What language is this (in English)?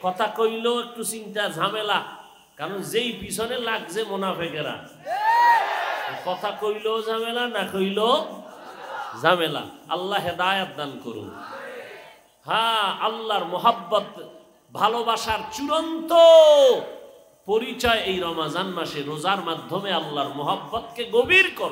Arabic